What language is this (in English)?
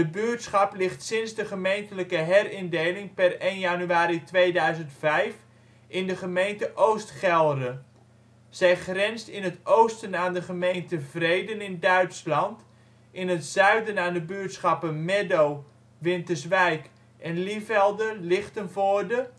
Dutch